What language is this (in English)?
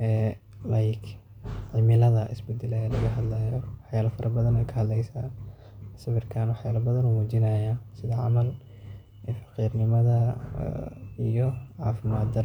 Somali